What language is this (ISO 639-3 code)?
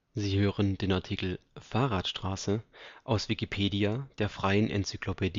deu